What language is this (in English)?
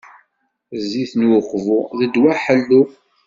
Kabyle